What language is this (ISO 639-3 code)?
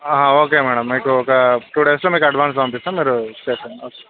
tel